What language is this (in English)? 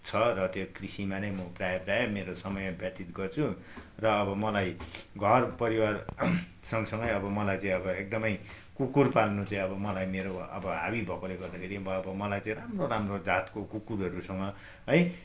Nepali